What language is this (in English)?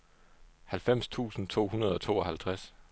Danish